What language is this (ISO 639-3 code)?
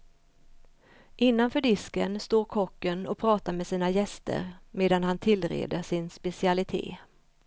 swe